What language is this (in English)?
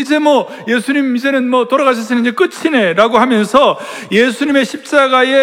Korean